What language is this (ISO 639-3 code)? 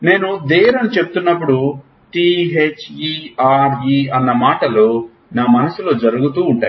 tel